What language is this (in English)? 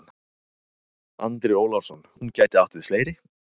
Icelandic